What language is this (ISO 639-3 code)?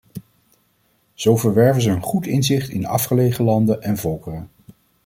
nld